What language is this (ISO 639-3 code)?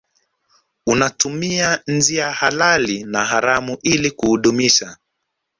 swa